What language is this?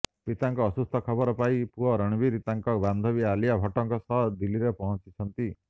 Odia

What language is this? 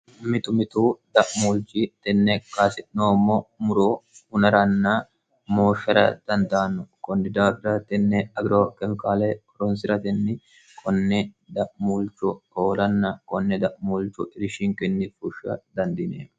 Sidamo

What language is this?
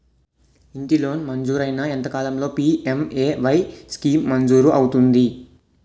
Telugu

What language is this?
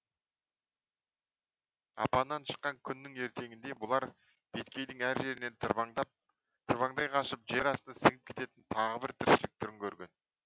Kazakh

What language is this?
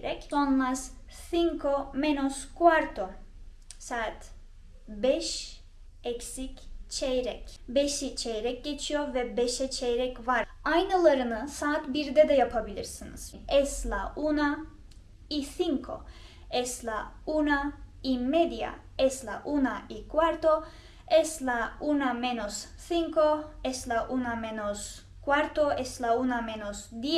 Turkish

